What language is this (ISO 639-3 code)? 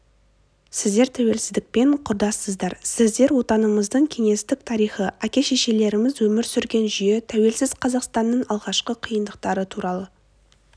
kaz